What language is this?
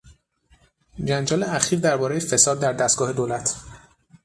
Persian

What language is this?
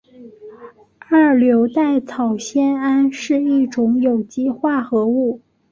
Chinese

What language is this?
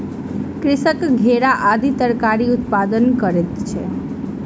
Maithili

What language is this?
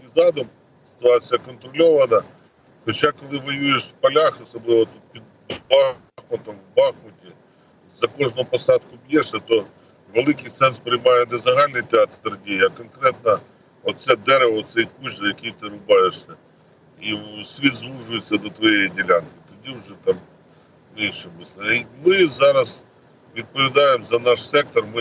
Ukrainian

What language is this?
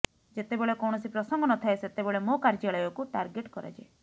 Odia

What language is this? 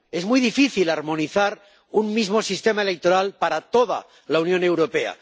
Spanish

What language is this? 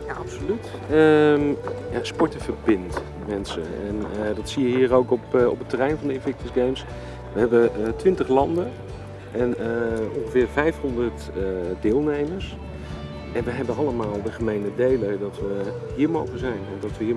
Dutch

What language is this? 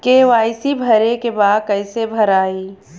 Bhojpuri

